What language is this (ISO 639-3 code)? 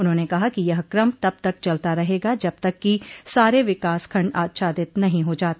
hin